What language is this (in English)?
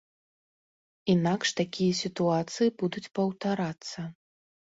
Belarusian